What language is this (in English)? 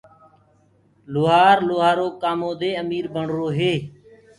Gurgula